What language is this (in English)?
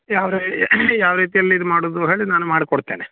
Kannada